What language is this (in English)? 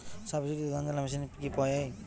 Bangla